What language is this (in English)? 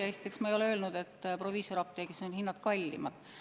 Estonian